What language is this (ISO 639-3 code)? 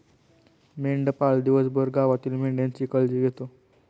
mar